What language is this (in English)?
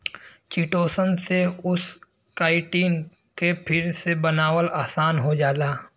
Bhojpuri